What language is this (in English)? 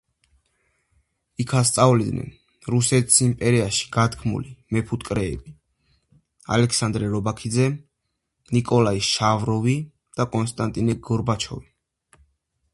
Georgian